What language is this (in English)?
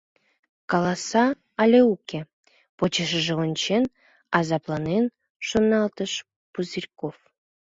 Mari